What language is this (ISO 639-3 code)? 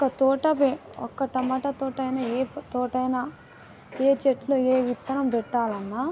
tel